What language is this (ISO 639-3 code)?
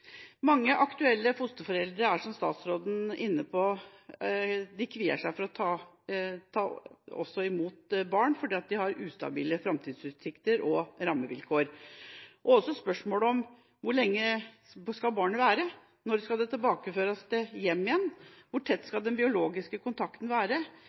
nob